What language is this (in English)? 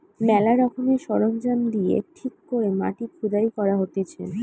Bangla